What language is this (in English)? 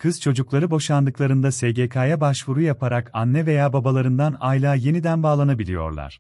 Turkish